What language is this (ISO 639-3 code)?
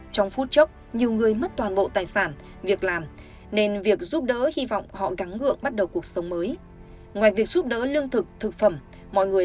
vie